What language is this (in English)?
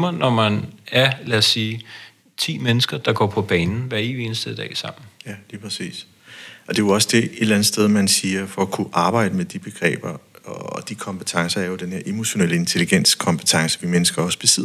Danish